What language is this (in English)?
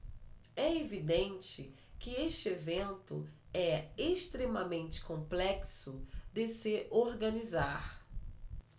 Portuguese